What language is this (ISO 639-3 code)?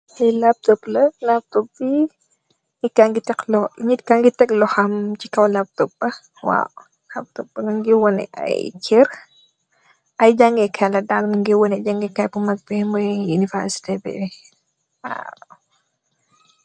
wol